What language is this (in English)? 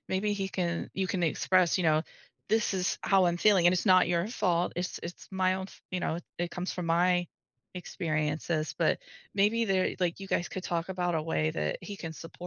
English